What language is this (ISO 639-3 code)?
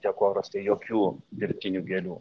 lit